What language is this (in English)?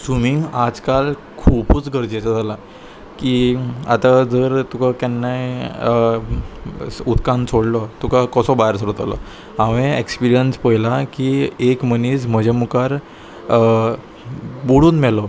Konkani